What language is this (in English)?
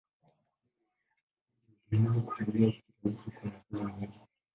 Swahili